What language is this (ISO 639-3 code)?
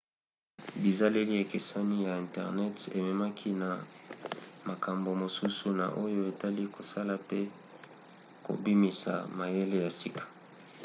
lin